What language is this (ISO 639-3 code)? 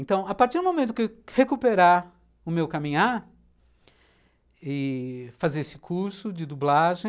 por